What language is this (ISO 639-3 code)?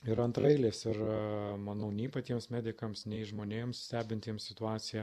lit